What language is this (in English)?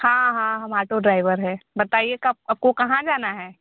Hindi